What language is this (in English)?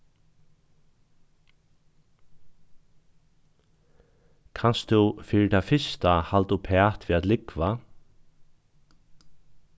Faroese